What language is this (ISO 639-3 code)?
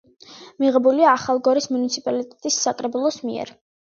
kat